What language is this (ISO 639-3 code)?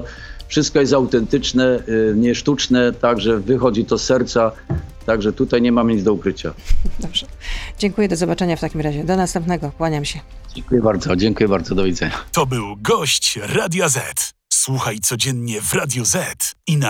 pol